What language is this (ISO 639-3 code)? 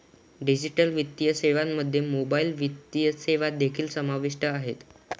mar